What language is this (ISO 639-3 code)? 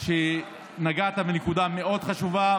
heb